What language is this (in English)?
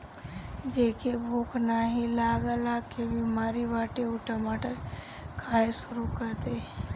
Bhojpuri